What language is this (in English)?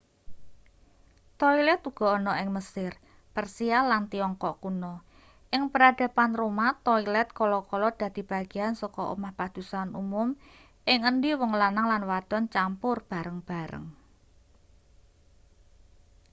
Javanese